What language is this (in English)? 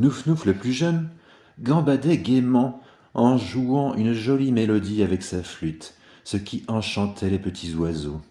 French